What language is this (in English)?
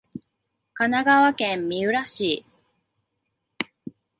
Japanese